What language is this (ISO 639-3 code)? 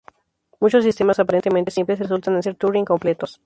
spa